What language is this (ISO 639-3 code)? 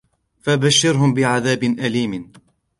ara